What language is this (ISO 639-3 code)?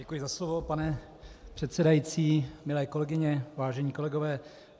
ces